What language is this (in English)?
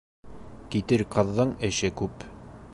Bashkir